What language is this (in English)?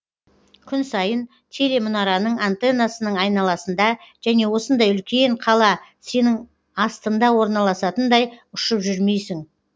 Kazakh